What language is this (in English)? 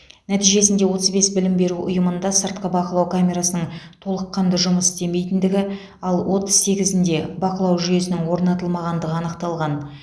Kazakh